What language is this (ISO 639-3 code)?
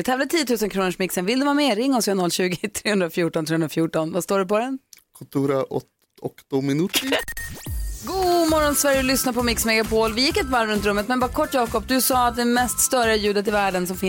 swe